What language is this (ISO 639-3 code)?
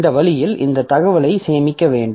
tam